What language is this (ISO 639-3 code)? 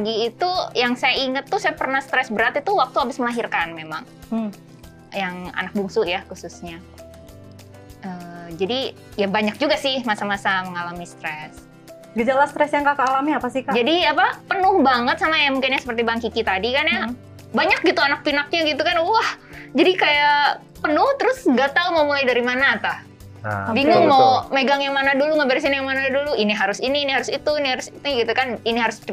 ind